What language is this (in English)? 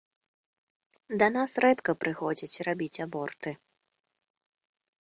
Belarusian